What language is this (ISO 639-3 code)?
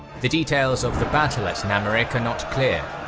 eng